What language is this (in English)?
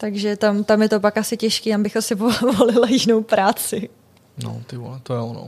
Czech